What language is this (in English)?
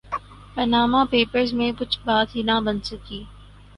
Urdu